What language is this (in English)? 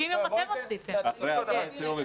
Hebrew